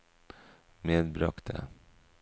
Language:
Norwegian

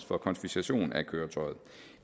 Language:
Danish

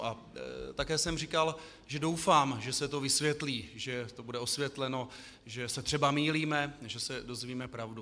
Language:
Czech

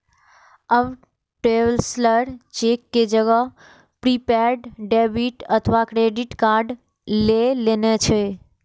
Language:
Maithili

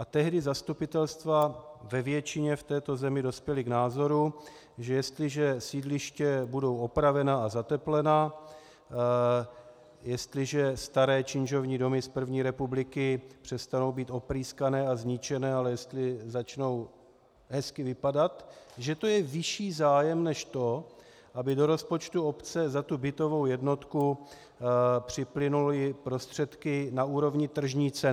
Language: Czech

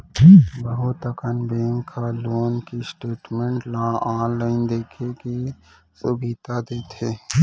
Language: Chhattisgarhi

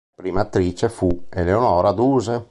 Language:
Italian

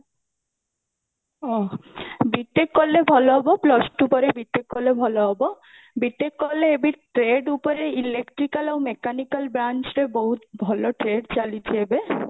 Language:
Odia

